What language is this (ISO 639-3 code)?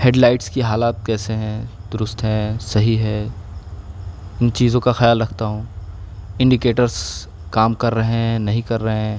urd